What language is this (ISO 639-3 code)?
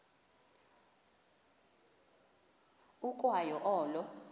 xho